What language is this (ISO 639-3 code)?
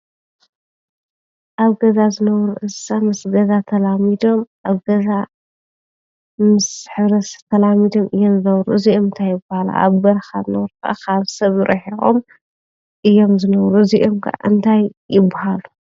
tir